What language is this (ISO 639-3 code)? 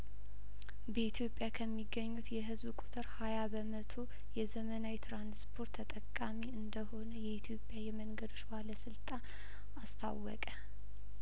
amh